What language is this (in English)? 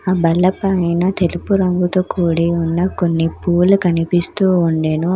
Telugu